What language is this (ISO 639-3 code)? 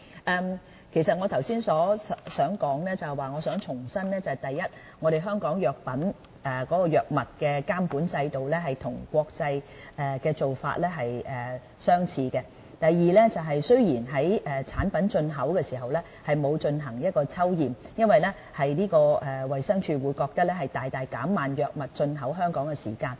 yue